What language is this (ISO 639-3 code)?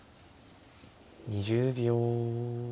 jpn